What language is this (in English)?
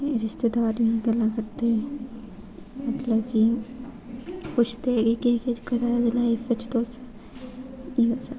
Dogri